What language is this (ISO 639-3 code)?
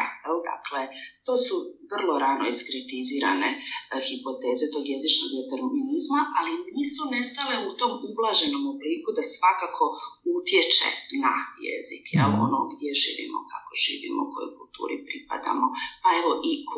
hrv